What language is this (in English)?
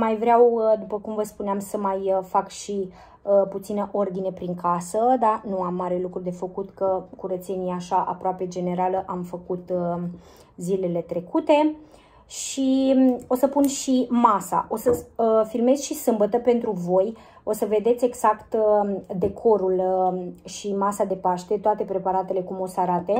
Romanian